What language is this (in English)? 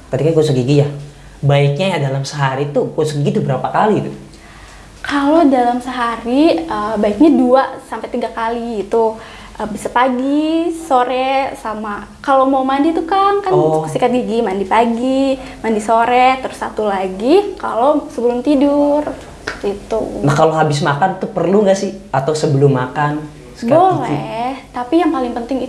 Indonesian